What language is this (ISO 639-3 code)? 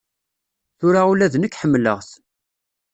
kab